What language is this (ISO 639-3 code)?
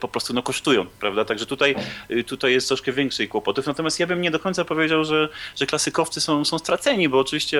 pol